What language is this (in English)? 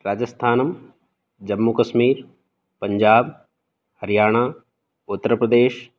Sanskrit